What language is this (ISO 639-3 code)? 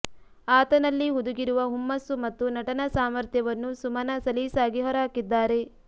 kan